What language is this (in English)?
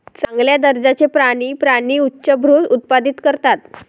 Marathi